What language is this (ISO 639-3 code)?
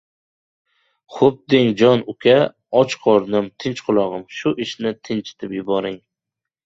uzb